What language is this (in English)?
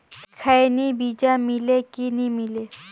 Chhattisgarhi